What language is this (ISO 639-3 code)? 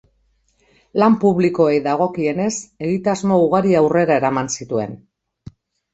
eus